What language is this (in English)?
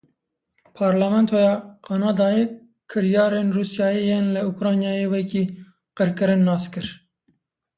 Kurdish